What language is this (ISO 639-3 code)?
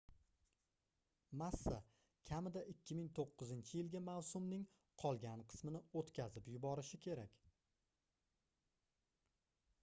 uzb